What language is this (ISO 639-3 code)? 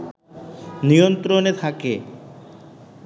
ben